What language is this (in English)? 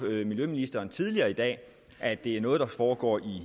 Danish